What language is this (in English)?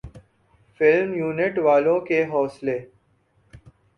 Urdu